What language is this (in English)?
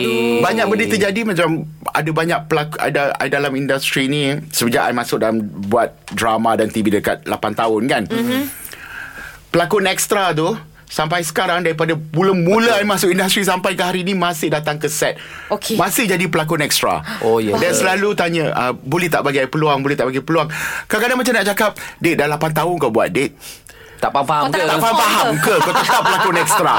Malay